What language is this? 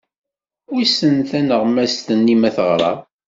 Kabyle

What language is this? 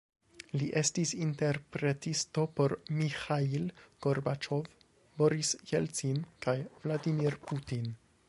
Esperanto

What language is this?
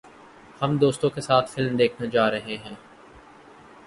Urdu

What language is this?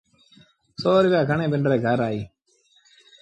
Sindhi Bhil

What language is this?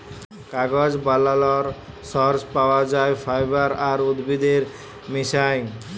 Bangla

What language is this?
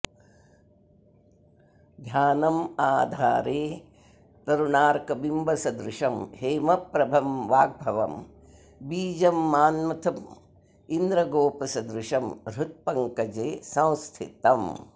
Sanskrit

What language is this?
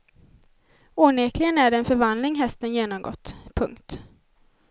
Swedish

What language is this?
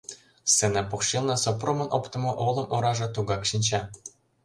Mari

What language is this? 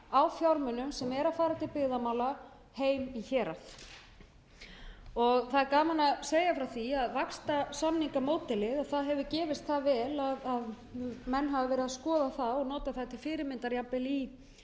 Icelandic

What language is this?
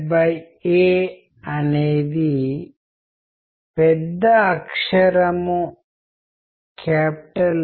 Telugu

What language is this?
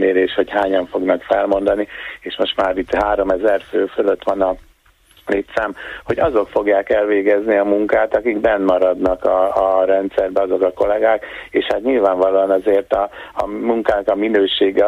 Hungarian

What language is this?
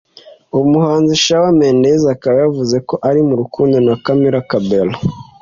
Kinyarwanda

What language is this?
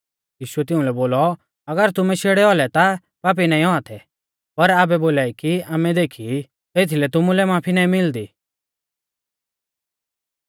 Mahasu Pahari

